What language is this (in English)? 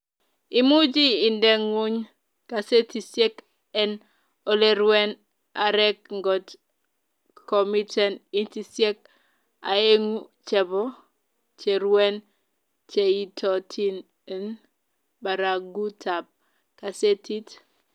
Kalenjin